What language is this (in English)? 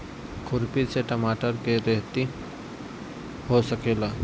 Bhojpuri